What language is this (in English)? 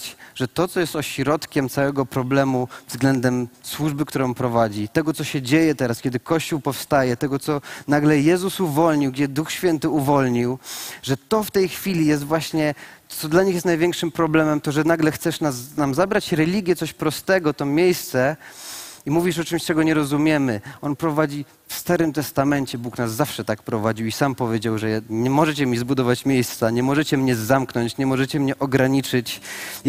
Polish